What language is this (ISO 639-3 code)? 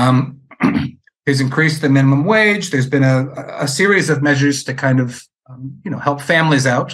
eng